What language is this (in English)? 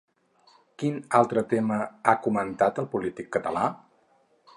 Catalan